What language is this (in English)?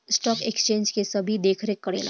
Bhojpuri